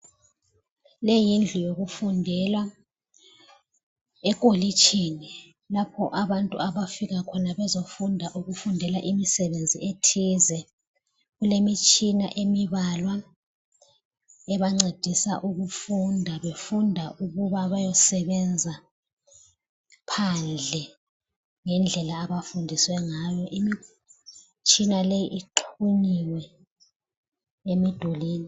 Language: North Ndebele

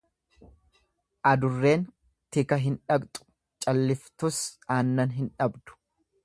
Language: Oromo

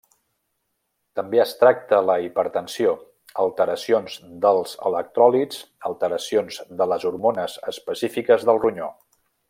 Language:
Catalan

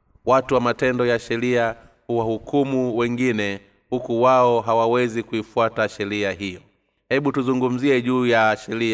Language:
Swahili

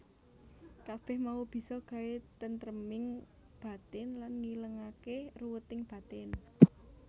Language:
Javanese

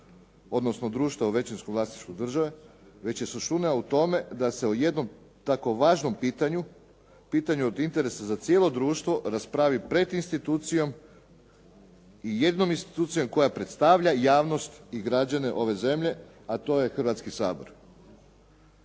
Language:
Croatian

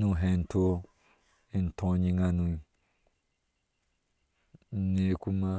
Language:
Ashe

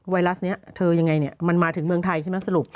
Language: Thai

